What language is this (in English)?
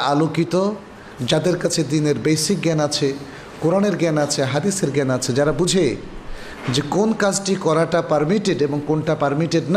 Bangla